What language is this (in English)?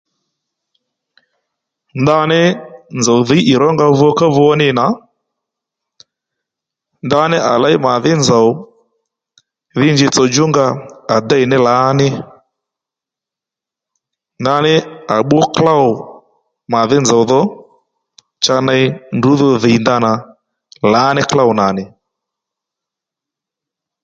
Lendu